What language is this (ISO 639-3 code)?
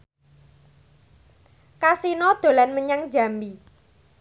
jav